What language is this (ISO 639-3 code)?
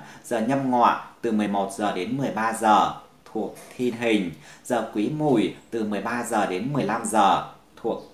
vie